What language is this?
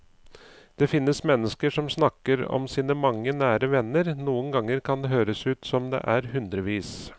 Norwegian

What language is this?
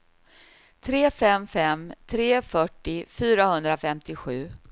Swedish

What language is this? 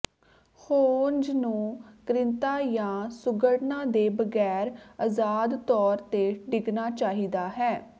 Punjabi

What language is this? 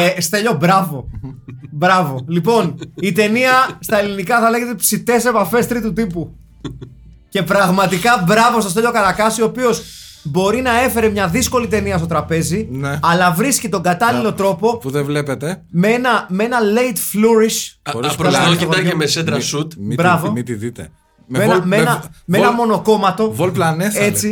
Greek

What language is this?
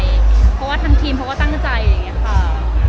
Thai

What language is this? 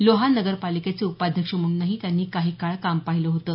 Marathi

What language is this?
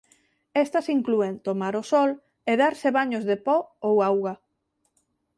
Galician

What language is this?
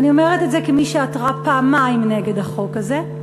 Hebrew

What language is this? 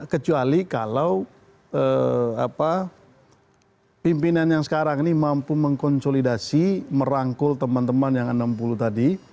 Indonesian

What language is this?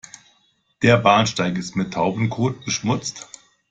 German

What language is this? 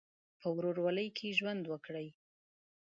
Pashto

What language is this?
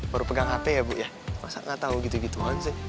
Indonesian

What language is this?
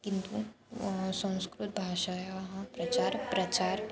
Sanskrit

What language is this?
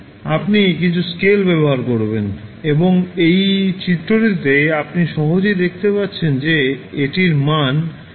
Bangla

